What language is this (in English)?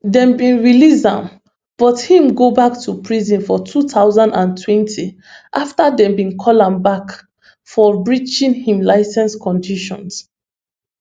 Nigerian Pidgin